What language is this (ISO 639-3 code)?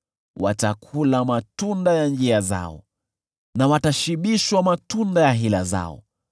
swa